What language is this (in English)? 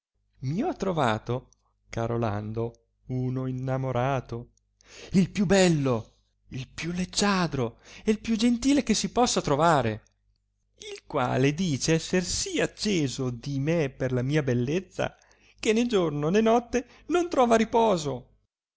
Italian